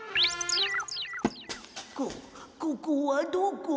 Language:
Japanese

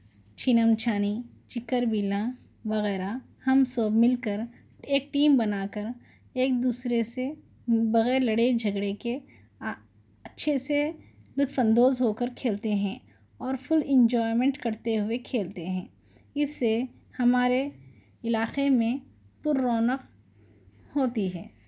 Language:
Urdu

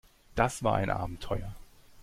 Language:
German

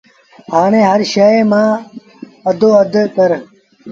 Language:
Sindhi Bhil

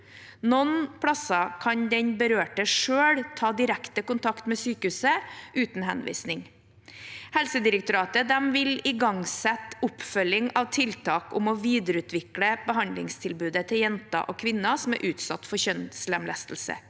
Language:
Norwegian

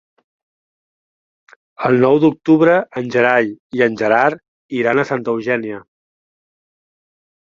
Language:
Catalan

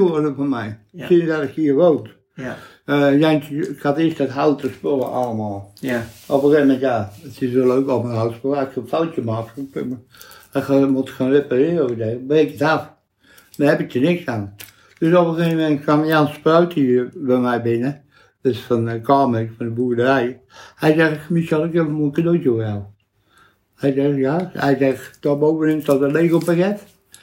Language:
Dutch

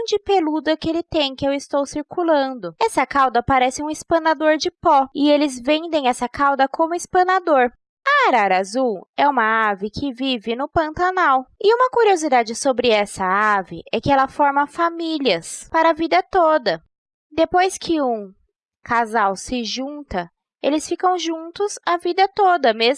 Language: Portuguese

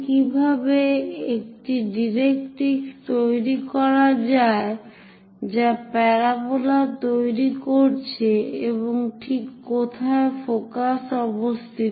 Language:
Bangla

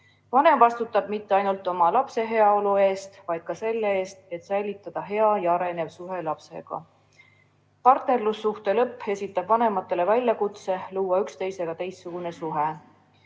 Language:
Estonian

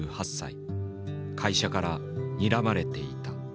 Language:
Japanese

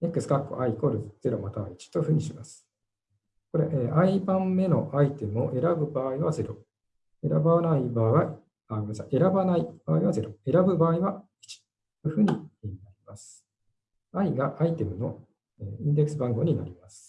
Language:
Japanese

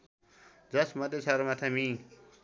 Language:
Nepali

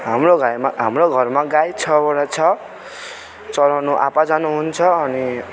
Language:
Nepali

